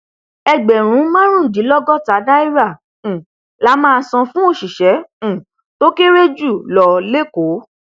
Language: Yoruba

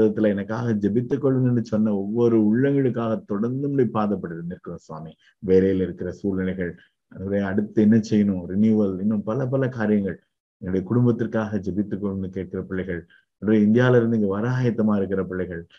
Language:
Tamil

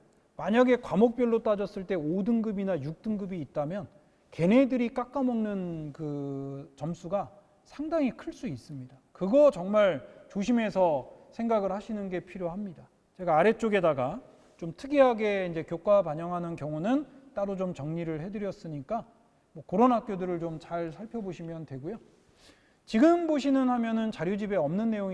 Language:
Korean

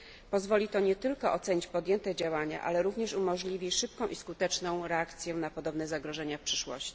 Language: Polish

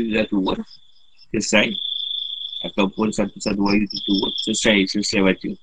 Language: Malay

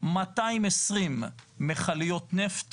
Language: Hebrew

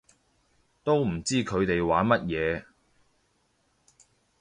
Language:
Cantonese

